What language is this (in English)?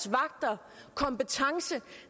Danish